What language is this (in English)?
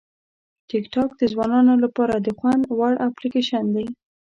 Pashto